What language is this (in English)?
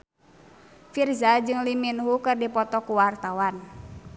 Sundanese